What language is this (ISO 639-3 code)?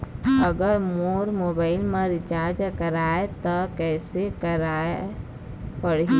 hne